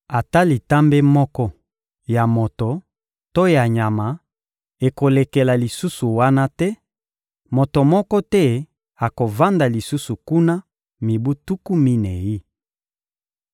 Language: Lingala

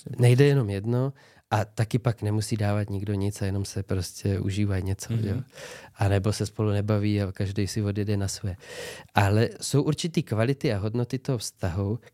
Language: Czech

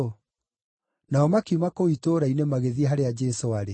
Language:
Kikuyu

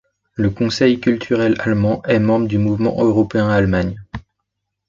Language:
French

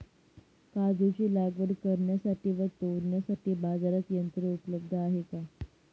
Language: Marathi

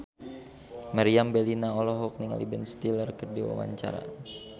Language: Sundanese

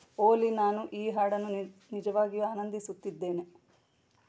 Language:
Kannada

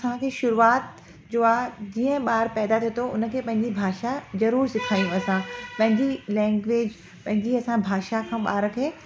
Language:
Sindhi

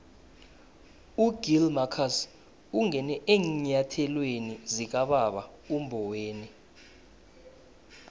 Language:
South Ndebele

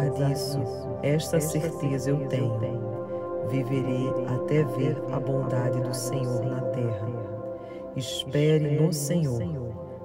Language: Portuguese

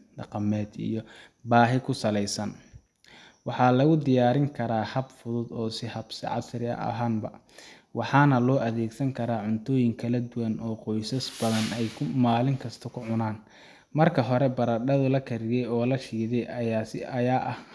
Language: Somali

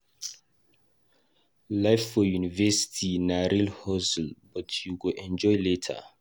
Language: Nigerian Pidgin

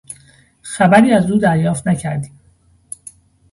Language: Persian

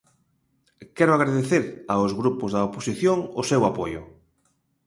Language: Galician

